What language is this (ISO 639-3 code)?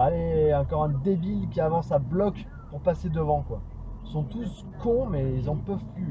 fra